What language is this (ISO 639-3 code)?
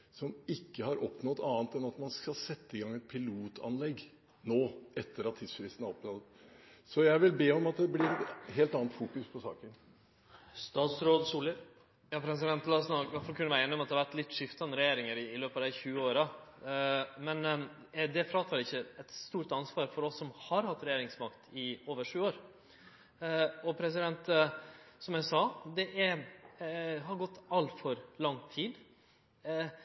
nor